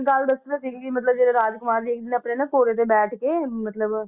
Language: Punjabi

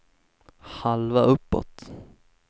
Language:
Swedish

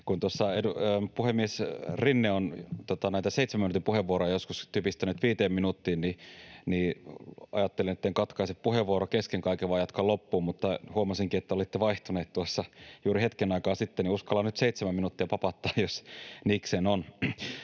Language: Finnish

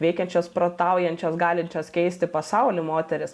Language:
Lithuanian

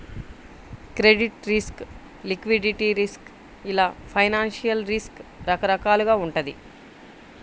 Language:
Telugu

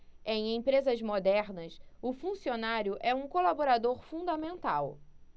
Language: Portuguese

